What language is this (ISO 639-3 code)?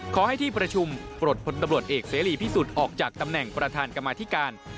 tha